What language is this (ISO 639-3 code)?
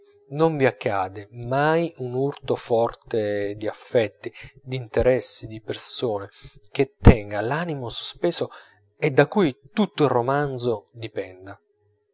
ita